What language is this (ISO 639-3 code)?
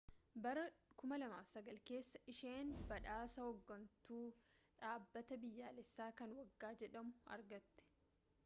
orm